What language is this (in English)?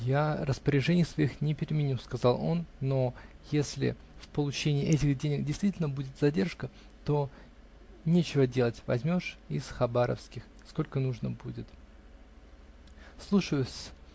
Russian